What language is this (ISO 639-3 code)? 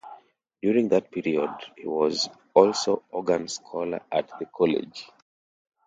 eng